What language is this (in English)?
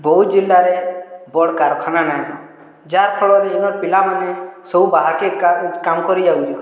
Odia